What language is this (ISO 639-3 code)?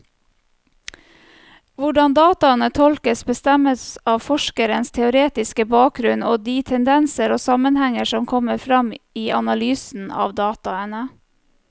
nor